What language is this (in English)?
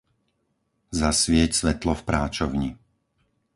Slovak